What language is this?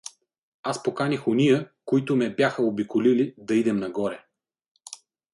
Bulgarian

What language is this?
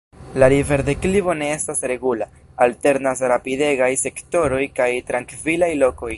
Esperanto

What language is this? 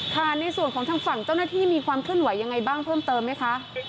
Thai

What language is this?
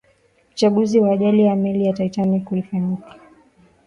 Swahili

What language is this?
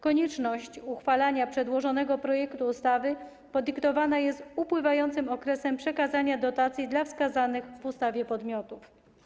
Polish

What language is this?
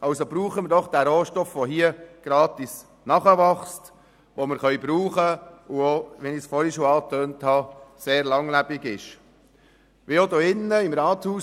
Swiss German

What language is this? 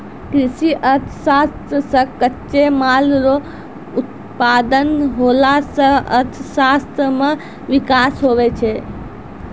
Maithili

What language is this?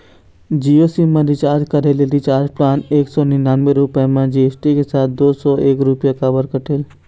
Chhattisgarhi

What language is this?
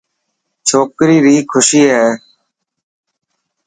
Dhatki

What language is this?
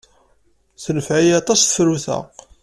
Kabyle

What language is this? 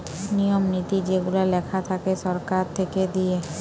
Bangla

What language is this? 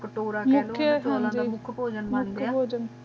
Punjabi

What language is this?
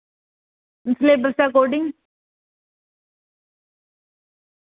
Dogri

